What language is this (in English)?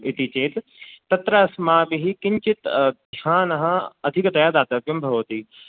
Sanskrit